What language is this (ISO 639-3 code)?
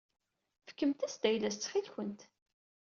kab